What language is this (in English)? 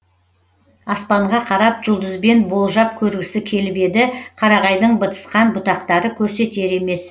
Kazakh